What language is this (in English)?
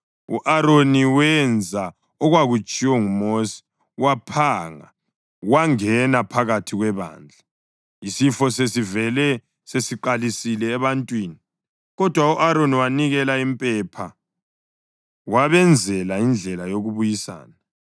North Ndebele